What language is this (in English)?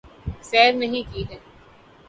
Urdu